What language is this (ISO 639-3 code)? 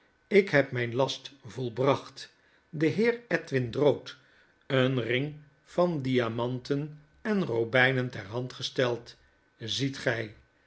nld